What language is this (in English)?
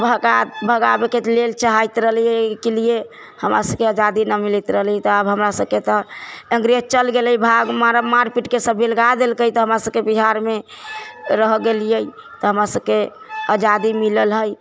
Maithili